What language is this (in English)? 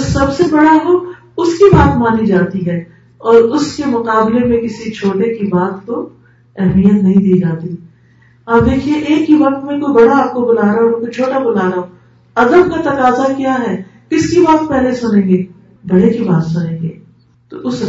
Urdu